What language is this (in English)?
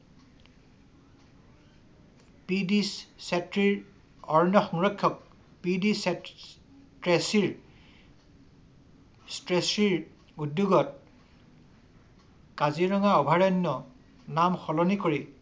Assamese